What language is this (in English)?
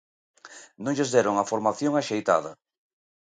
Galician